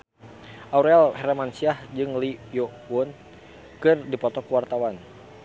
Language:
Sundanese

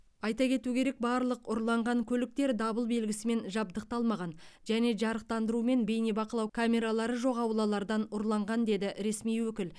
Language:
Kazakh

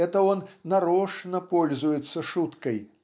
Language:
Russian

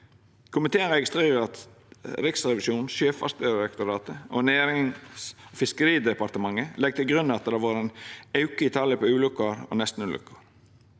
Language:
Norwegian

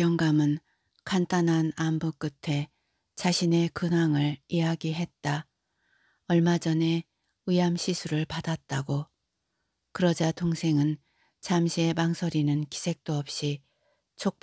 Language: Korean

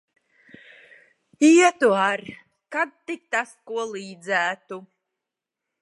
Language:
Latvian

